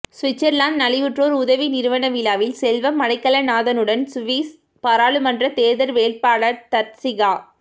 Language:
Tamil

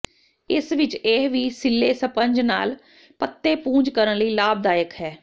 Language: Punjabi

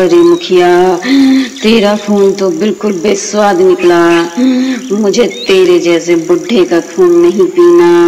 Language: Hindi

